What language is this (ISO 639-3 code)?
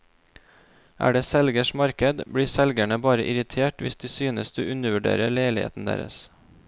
nor